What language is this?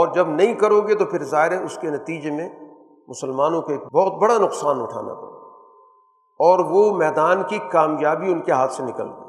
Urdu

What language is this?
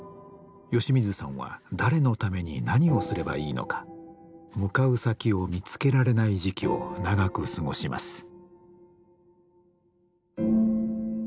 Japanese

